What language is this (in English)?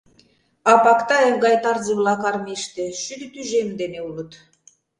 Mari